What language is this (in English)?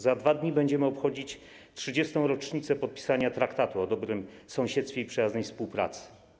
Polish